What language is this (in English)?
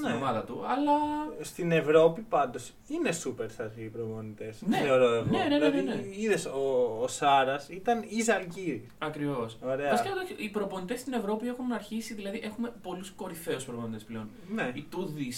Greek